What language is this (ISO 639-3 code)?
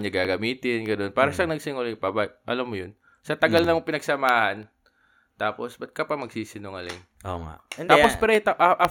fil